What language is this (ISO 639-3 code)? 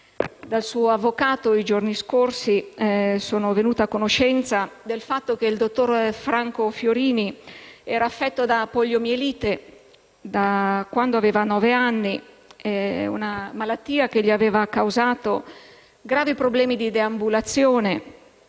ita